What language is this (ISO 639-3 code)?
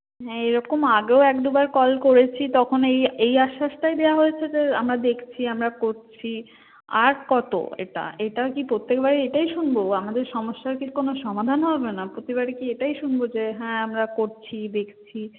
ben